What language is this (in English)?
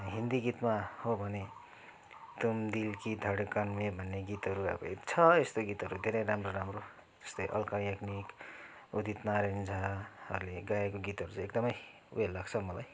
Nepali